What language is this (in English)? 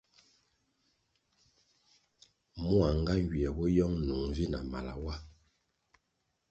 Kwasio